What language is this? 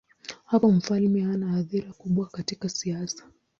Swahili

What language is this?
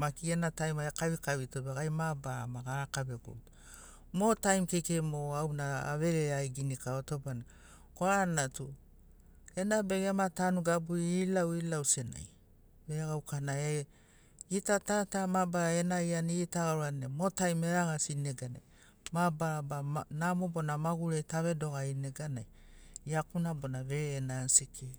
Sinaugoro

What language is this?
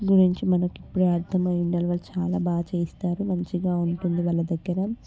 Telugu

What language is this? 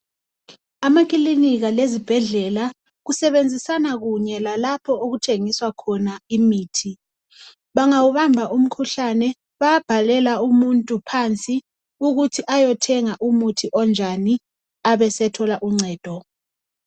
North Ndebele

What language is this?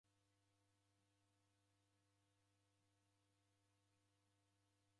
Taita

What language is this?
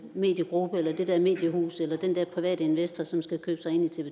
Danish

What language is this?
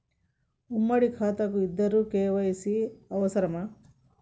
Telugu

